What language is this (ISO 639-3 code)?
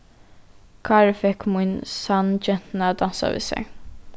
fao